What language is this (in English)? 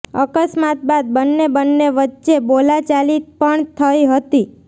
Gujarati